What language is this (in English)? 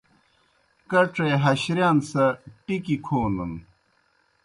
Kohistani Shina